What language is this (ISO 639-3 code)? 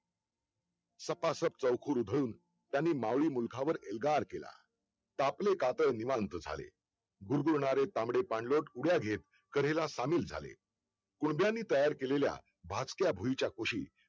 mar